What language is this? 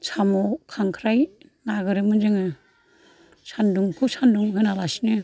Bodo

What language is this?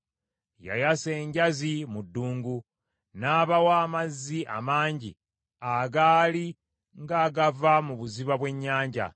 Ganda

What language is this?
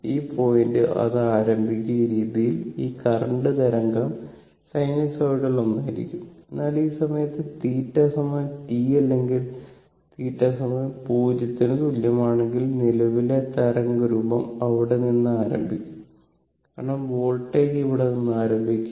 Malayalam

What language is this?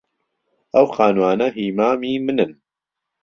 Central Kurdish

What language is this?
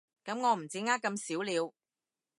Cantonese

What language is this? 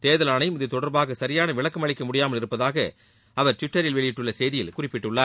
Tamil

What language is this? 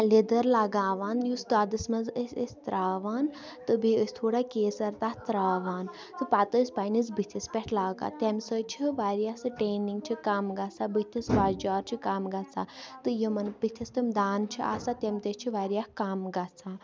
Kashmiri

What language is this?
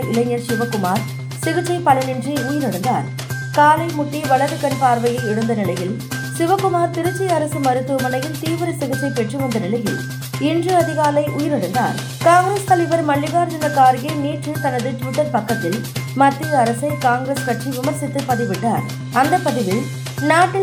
Tamil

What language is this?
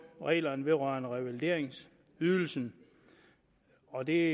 Danish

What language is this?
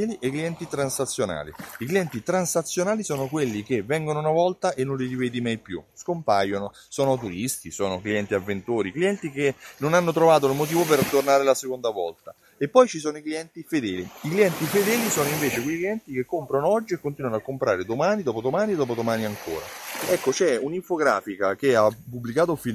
Italian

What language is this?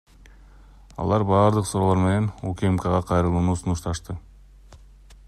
Kyrgyz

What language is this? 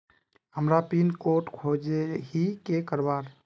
Magahi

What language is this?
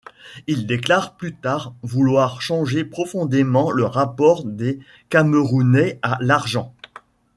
French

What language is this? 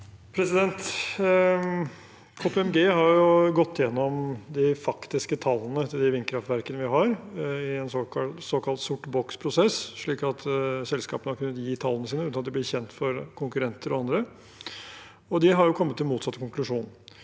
Norwegian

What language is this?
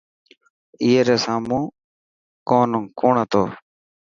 Dhatki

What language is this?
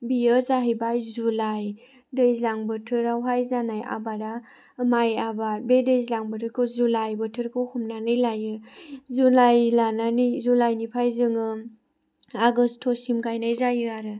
Bodo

